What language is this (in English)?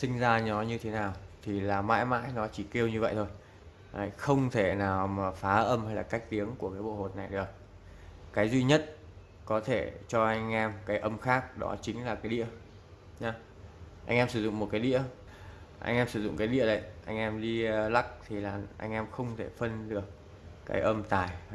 Vietnamese